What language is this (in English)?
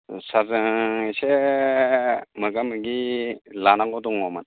Bodo